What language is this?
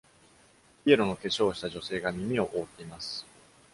Japanese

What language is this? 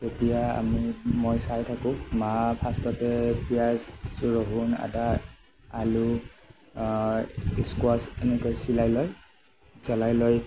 Assamese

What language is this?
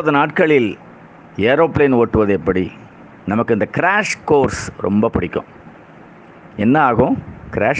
Tamil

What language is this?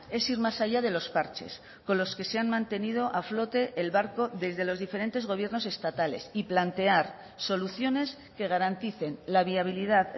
Spanish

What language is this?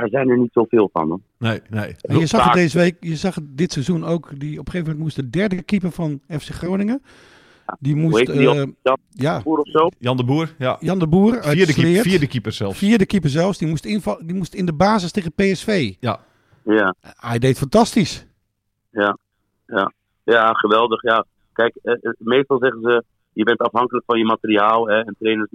Dutch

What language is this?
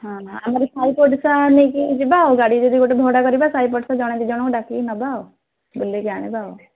Odia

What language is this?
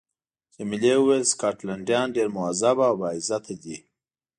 Pashto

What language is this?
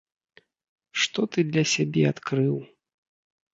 Belarusian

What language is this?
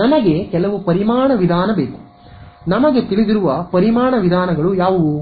Kannada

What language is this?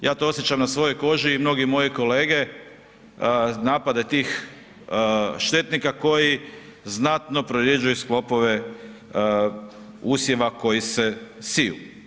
Croatian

